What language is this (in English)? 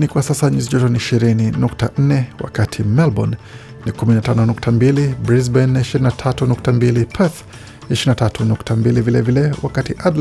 Swahili